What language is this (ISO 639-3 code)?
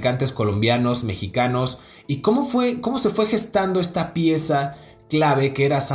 spa